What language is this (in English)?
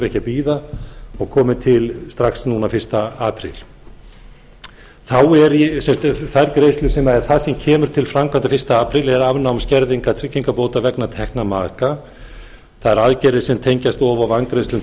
Icelandic